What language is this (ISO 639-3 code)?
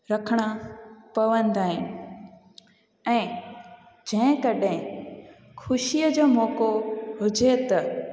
snd